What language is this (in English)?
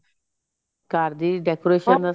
Punjabi